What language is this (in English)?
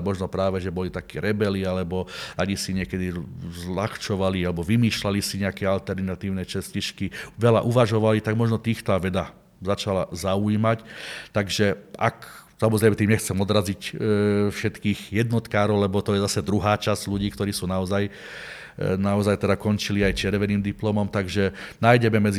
Slovak